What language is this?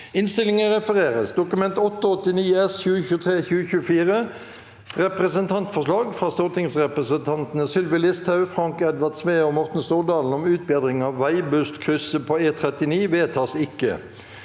Norwegian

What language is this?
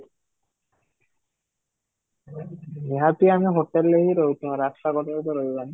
Odia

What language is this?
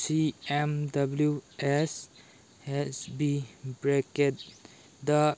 Manipuri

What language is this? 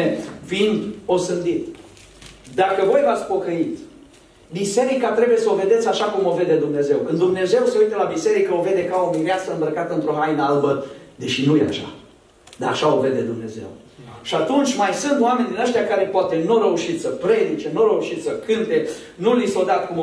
Romanian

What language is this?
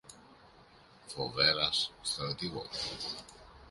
Greek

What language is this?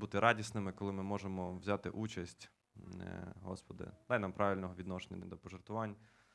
Ukrainian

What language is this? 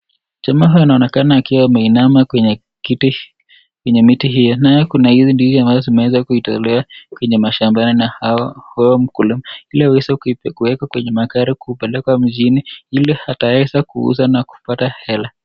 Swahili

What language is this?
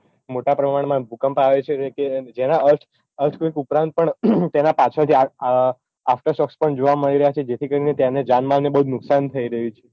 Gujarati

